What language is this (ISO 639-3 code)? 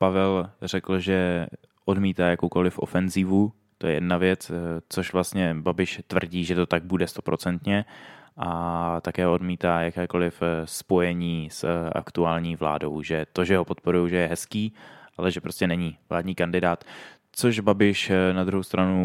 ces